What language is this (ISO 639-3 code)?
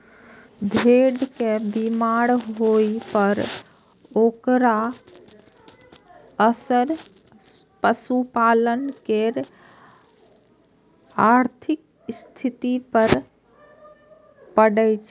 mai